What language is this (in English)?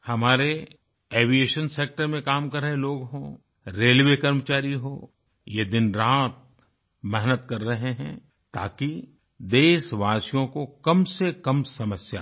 Hindi